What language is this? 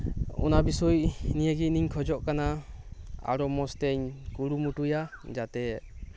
Santali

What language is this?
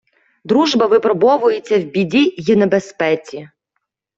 Ukrainian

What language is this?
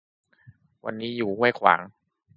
Thai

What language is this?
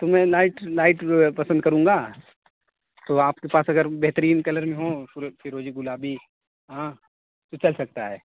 Urdu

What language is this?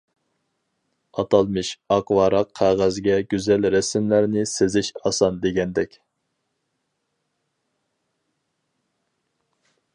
Uyghur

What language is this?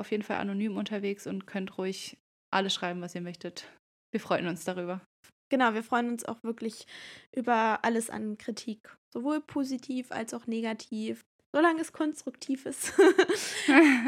German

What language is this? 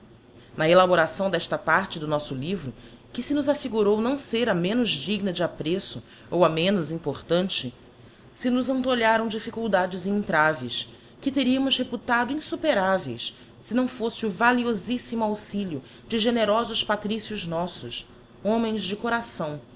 Portuguese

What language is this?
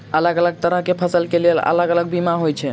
Maithili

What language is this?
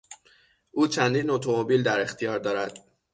Persian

